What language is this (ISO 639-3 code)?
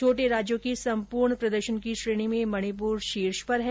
hin